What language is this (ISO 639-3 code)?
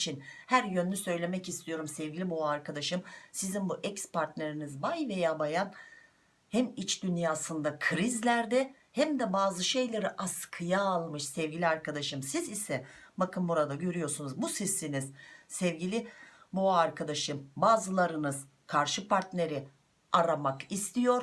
tur